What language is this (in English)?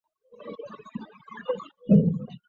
Chinese